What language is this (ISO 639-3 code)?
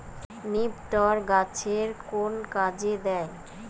ben